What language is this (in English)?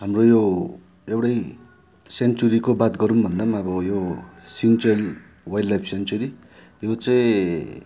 Nepali